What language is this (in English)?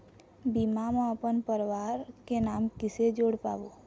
Chhattisgarhi